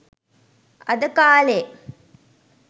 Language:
Sinhala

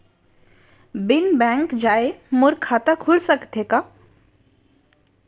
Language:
Chhattisgarhi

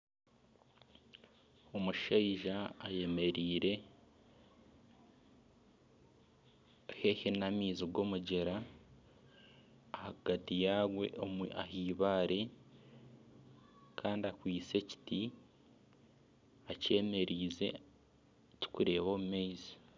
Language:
Nyankole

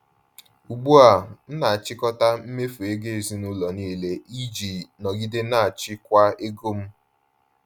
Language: Igbo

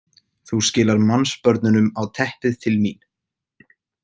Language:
Icelandic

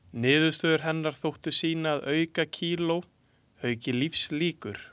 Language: Icelandic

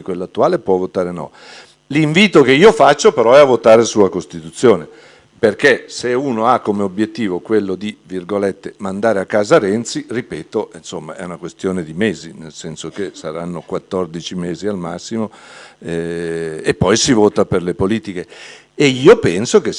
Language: Italian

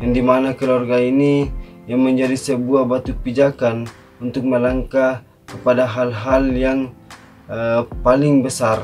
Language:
Indonesian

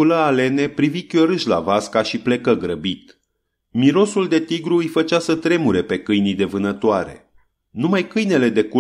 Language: Romanian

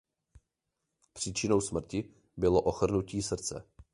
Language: Czech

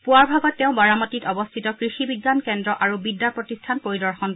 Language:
Assamese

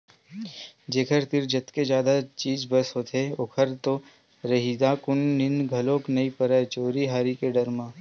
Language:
Chhattisgarhi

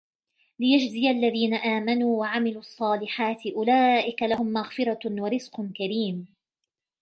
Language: Arabic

